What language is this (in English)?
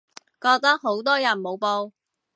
Cantonese